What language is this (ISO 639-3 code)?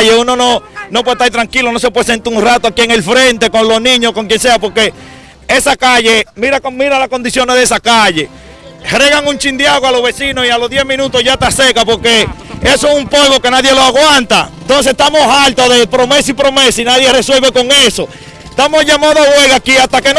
spa